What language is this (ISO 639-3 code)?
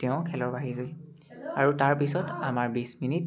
asm